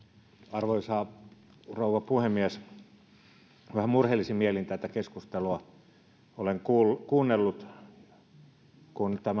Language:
Finnish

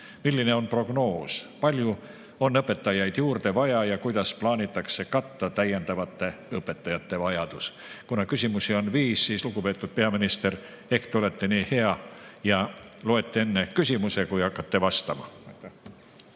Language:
Estonian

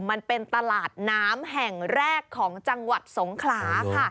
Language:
Thai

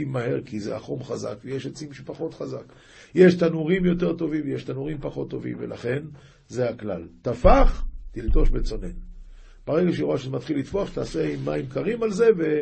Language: Hebrew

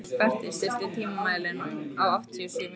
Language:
Icelandic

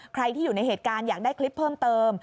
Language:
Thai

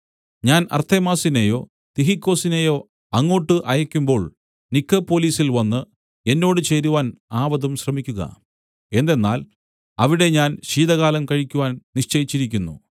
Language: Malayalam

